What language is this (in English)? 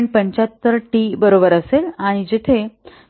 Marathi